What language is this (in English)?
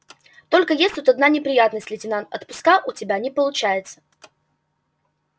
Russian